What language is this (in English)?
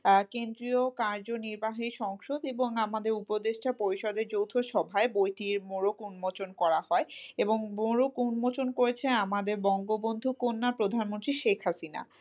Bangla